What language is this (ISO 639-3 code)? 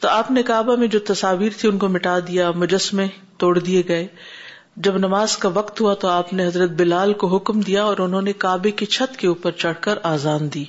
urd